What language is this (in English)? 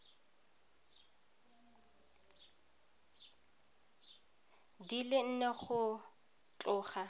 Tswana